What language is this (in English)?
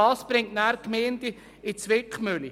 Swiss German